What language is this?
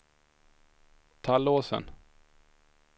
Swedish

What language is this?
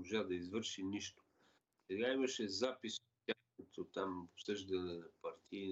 Bulgarian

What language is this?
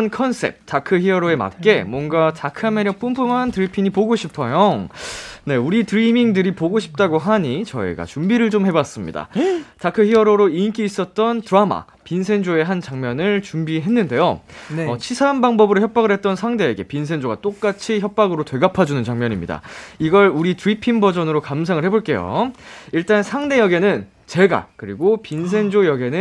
Korean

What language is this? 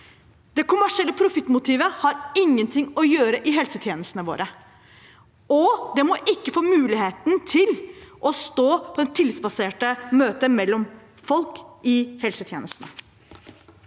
Norwegian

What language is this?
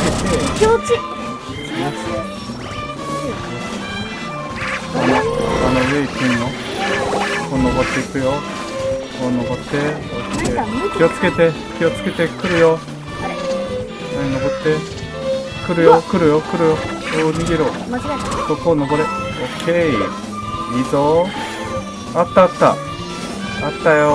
Japanese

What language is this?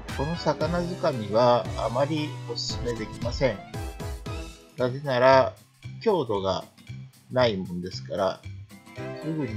Japanese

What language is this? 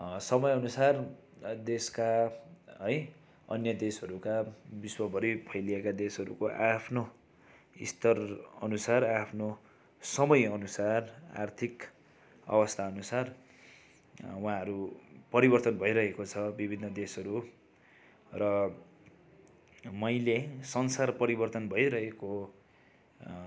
Nepali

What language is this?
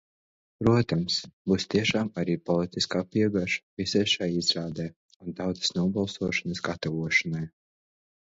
Latvian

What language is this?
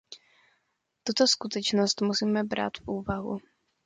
Czech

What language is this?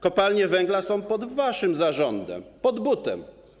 Polish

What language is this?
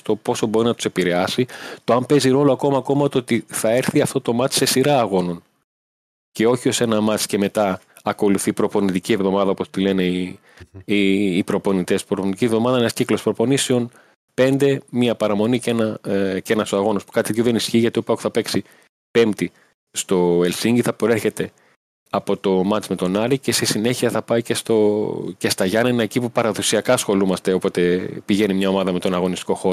Greek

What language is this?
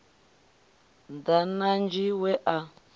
Venda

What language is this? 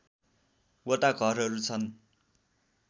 Nepali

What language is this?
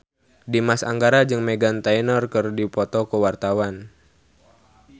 Sundanese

